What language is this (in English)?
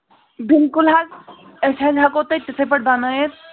Kashmiri